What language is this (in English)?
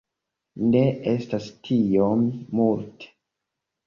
Esperanto